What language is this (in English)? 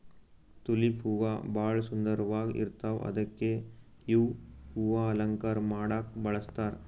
Kannada